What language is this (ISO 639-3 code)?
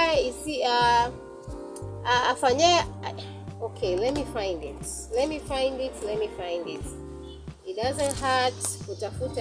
swa